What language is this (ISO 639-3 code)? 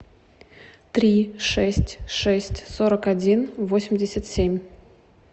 rus